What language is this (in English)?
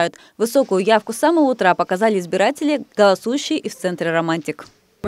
Russian